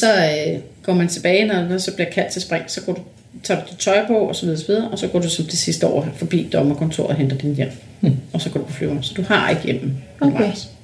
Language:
Danish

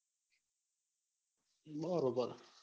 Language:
Gujarati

